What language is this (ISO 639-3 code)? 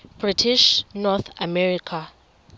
xho